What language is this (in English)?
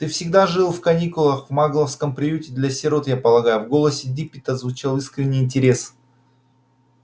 Russian